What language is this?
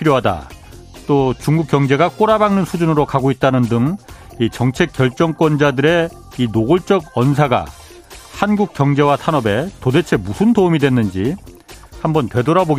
Korean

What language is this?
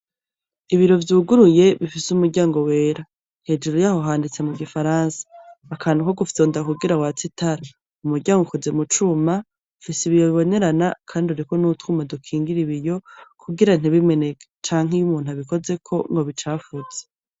Rundi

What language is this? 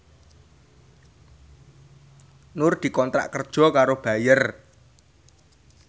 Javanese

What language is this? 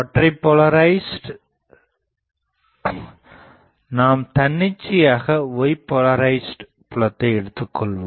Tamil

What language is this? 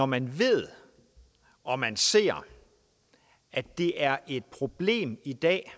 Danish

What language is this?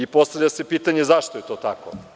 Serbian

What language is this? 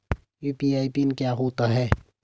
Hindi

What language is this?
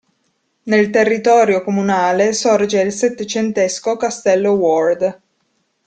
Italian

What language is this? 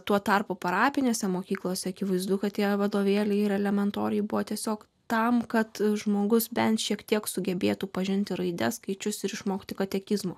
Lithuanian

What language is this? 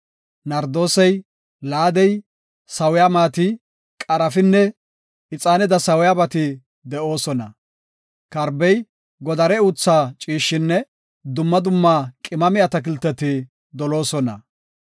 Gofa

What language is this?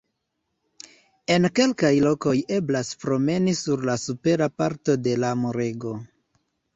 Esperanto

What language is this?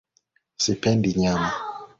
Swahili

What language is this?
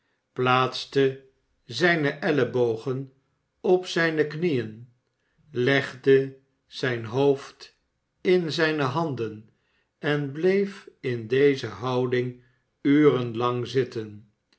Dutch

